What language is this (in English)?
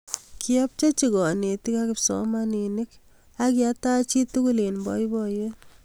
Kalenjin